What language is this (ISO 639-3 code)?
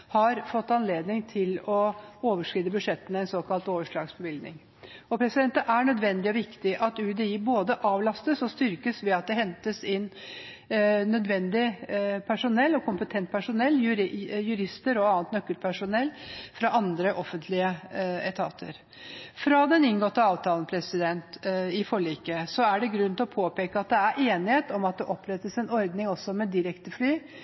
nob